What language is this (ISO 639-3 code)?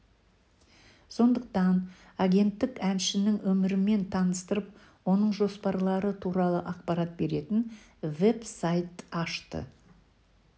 kaz